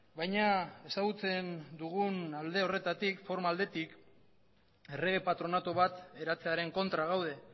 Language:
Basque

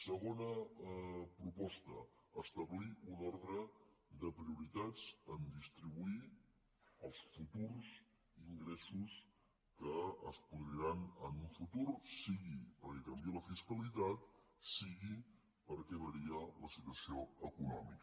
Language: Catalan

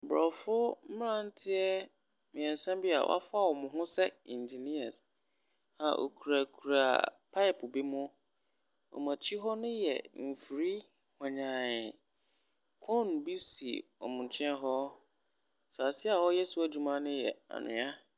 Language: Akan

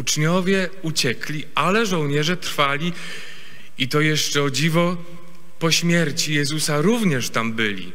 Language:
Polish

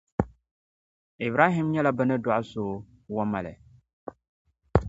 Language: Dagbani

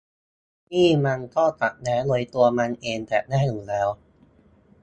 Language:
Thai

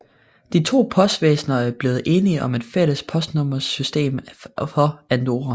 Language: Danish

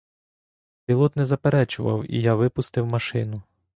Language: Ukrainian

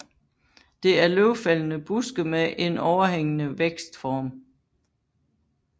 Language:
Danish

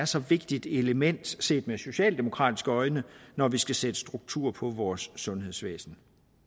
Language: Danish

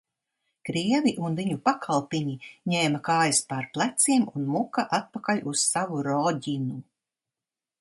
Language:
Latvian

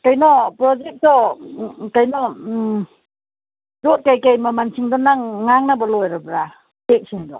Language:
Manipuri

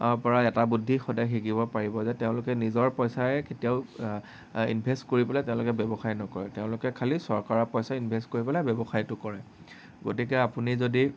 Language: Assamese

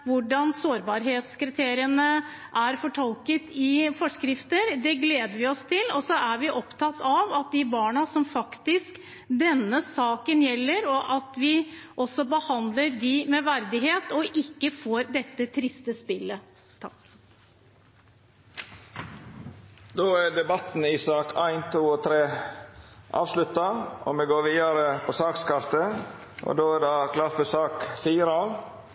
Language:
Norwegian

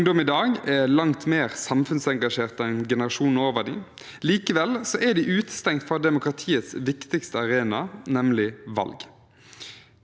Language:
Norwegian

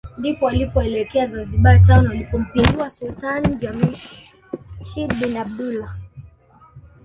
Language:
Swahili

